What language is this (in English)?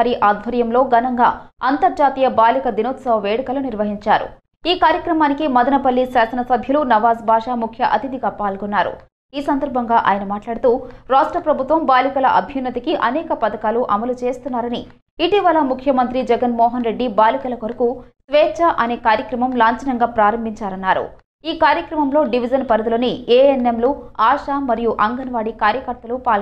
Romanian